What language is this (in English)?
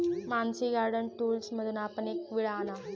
Marathi